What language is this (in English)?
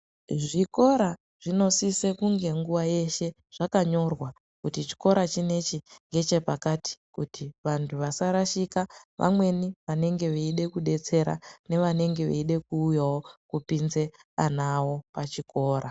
Ndau